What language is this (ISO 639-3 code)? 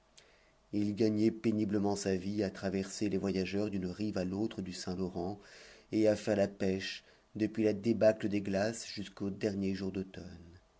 fra